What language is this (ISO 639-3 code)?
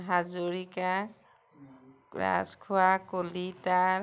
asm